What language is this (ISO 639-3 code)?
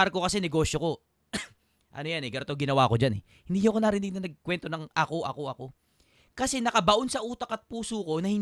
fil